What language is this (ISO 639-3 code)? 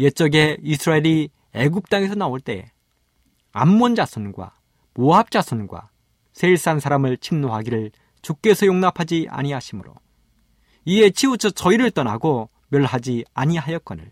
kor